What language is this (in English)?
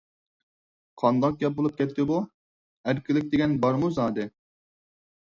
Uyghur